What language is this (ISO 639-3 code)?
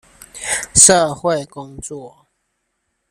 zho